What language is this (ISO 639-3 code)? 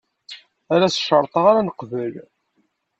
kab